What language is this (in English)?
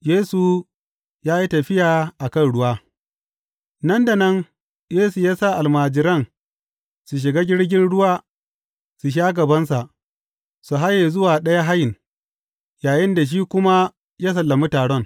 Hausa